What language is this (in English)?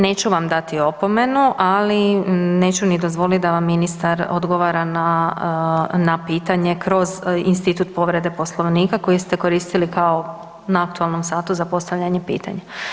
Croatian